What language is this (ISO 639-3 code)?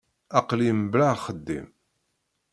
kab